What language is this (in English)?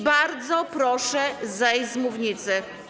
Polish